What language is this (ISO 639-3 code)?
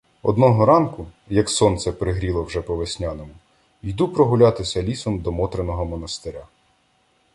ukr